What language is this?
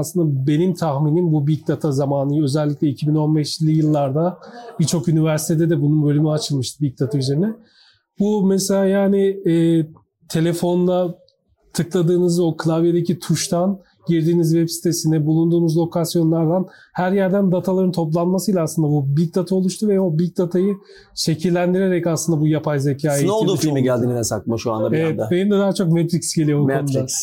Turkish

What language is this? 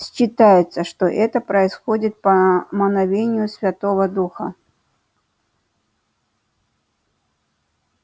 Russian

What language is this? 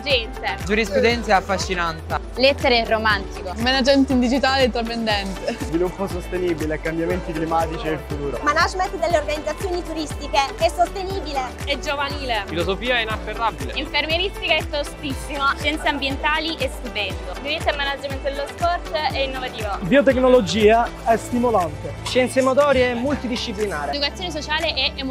Italian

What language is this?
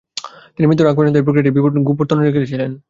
Bangla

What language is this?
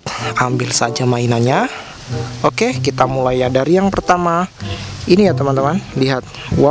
Indonesian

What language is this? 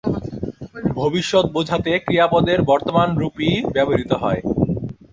Bangla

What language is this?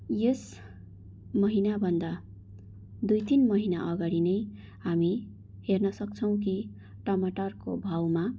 Nepali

